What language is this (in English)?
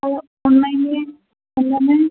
Sindhi